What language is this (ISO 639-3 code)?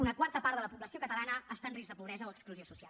cat